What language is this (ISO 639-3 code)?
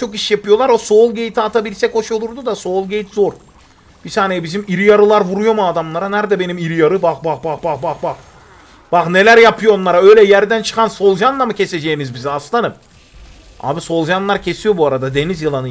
tur